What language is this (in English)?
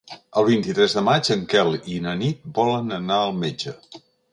Catalan